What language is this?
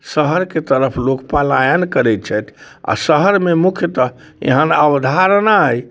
Maithili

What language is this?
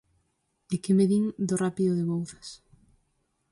Galician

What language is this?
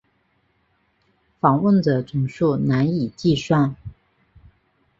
Chinese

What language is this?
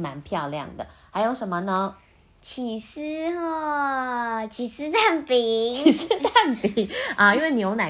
Chinese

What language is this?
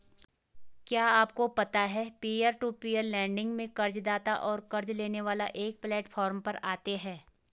Hindi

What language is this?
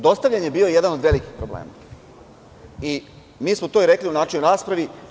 Serbian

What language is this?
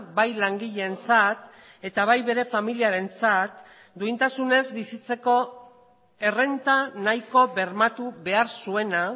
Basque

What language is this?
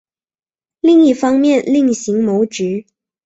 Chinese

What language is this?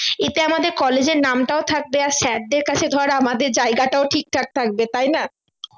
Bangla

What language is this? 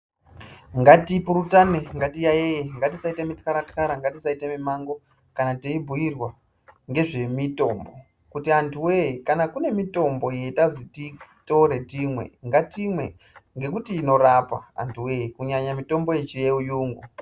Ndau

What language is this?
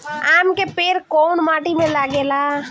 Bhojpuri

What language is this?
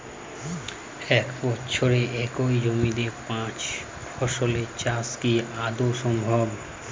Bangla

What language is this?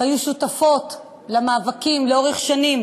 Hebrew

